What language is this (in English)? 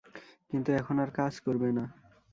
Bangla